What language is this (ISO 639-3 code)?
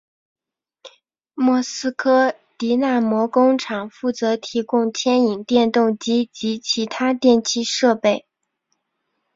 zho